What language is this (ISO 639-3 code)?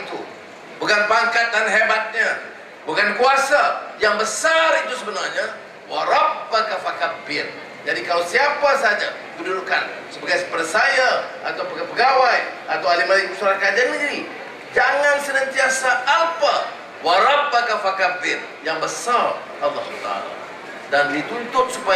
msa